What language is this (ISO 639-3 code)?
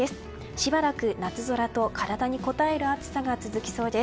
jpn